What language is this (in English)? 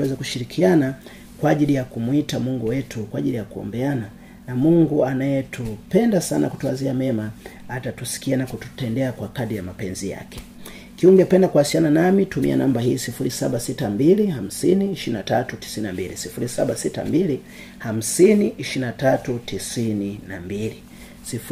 Swahili